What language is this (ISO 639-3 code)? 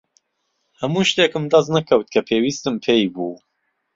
ckb